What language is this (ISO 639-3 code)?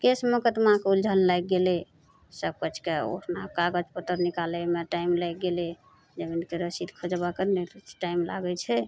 mai